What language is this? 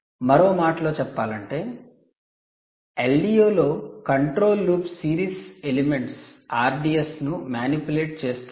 Telugu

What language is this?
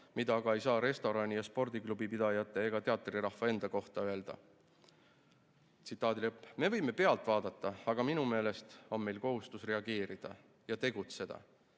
Estonian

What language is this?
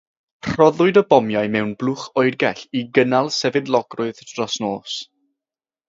Welsh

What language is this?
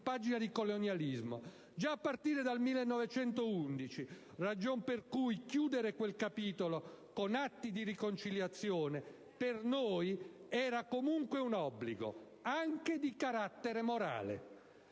Italian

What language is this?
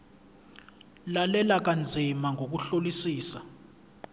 Zulu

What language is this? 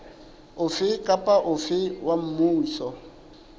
Southern Sotho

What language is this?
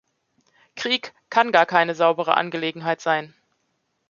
German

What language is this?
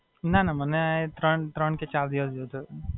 Gujarati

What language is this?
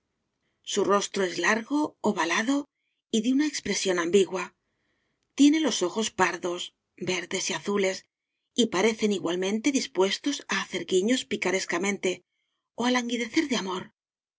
Spanish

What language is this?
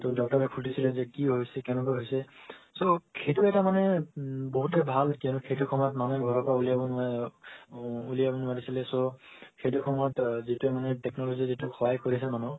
Assamese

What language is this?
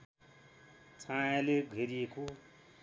Nepali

